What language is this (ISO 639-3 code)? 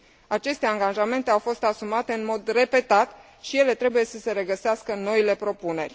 ron